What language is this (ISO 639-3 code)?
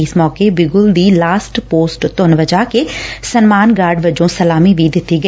pan